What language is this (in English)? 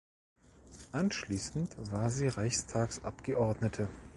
German